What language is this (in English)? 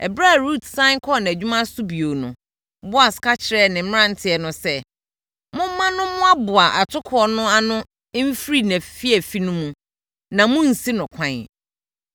Akan